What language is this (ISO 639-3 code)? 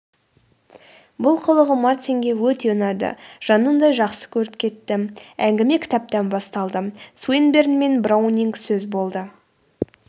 kaz